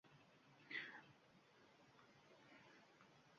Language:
Uzbek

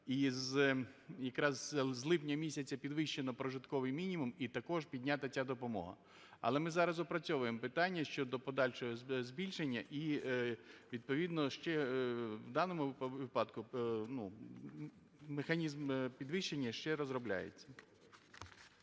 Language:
Ukrainian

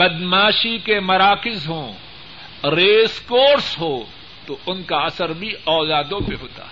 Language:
Urdu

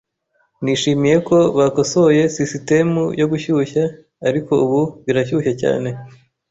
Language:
Kinyarwanda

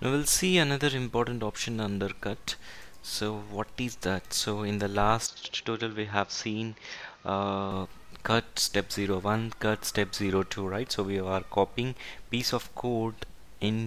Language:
English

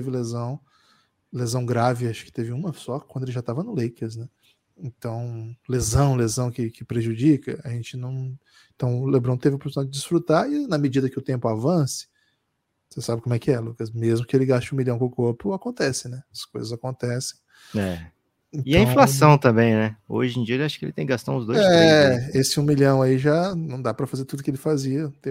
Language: Portuguese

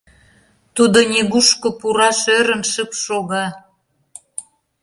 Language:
Mari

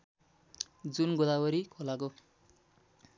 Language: Nepali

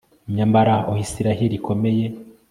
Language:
Kinyarwanda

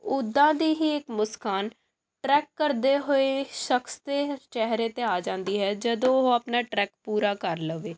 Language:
Punjabi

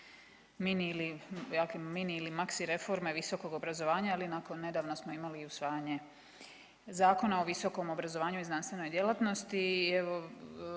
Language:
Croatian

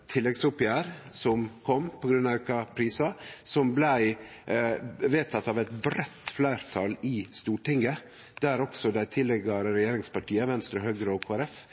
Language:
Norwegian Nynorsk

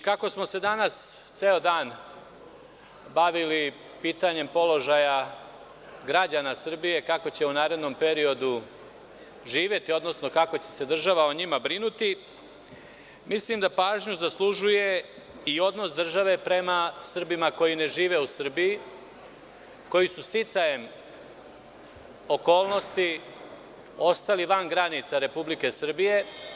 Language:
Serbian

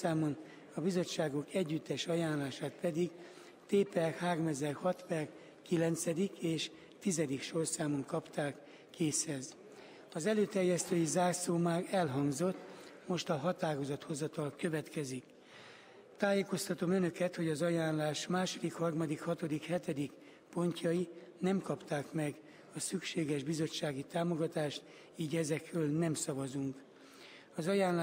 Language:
Hungarian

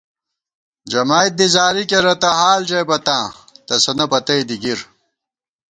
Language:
Gawar-Bati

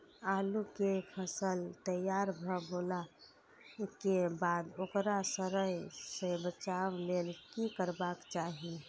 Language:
Maithili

